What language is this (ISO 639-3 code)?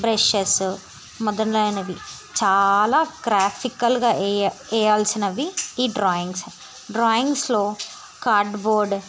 tel